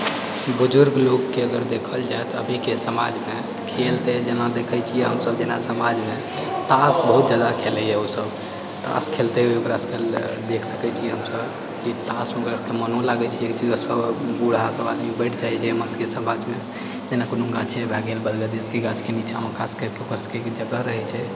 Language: Maithili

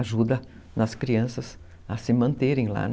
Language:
Portuguese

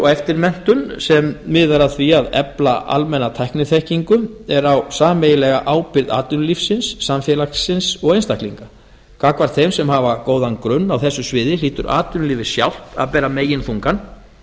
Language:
Icelandic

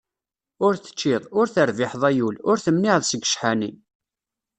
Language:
Kabyle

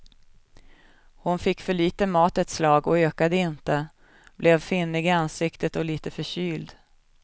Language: Swedish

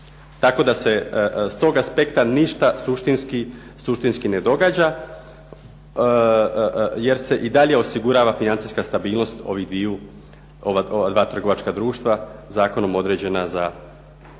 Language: Croatian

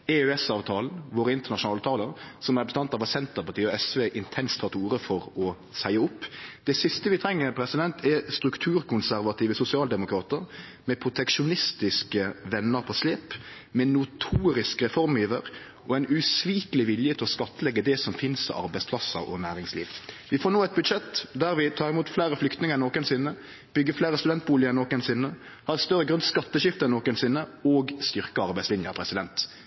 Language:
Norwegian Nynorsk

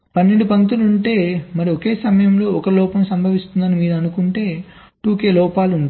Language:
Telugu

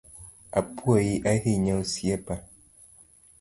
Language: Luo (Kenya and Tanzania)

